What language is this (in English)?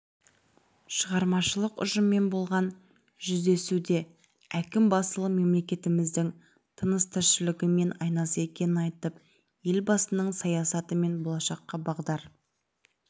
Kazakh